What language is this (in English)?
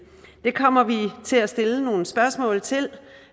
Danish